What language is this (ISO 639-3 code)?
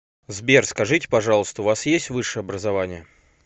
rus